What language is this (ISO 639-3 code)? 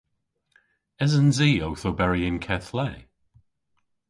cor